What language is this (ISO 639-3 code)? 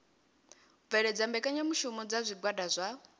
ven